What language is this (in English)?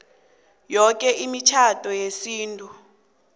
South Ndebele